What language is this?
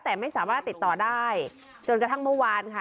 Thai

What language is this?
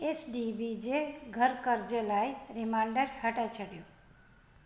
Sindhi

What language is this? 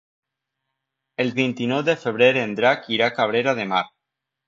Catalan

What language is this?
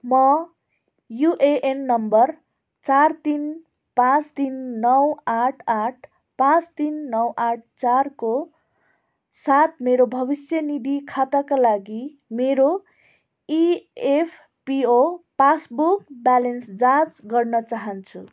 Nepali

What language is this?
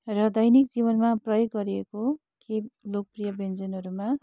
Nepali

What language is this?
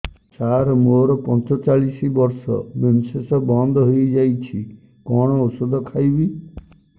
Odia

